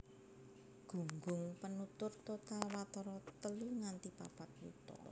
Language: Javanese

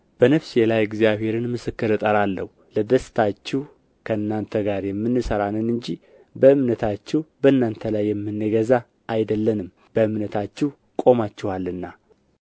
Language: Amharic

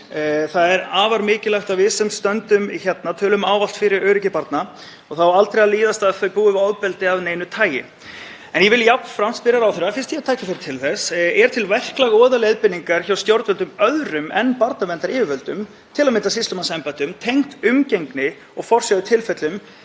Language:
Icelandic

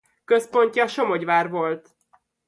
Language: Hungarian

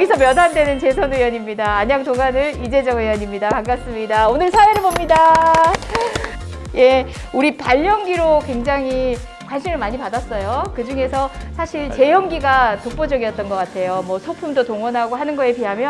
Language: Korean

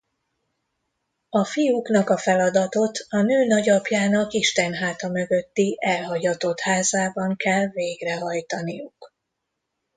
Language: Hungarian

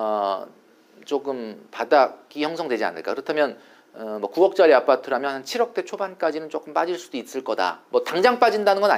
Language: Korean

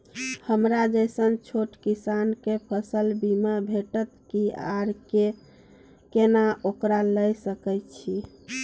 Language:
Maithili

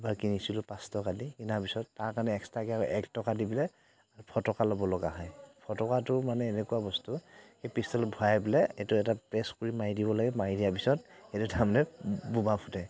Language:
Assamese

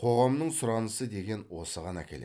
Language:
Kazakh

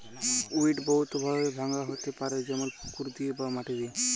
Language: Bangla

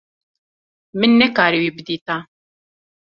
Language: Kurdish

